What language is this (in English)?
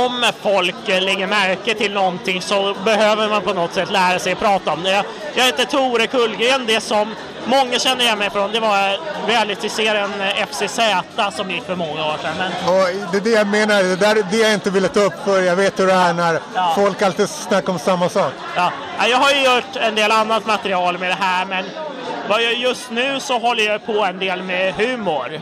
Swedish